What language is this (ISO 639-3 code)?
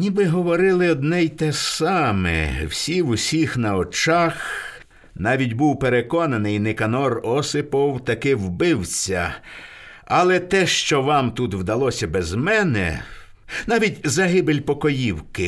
ukr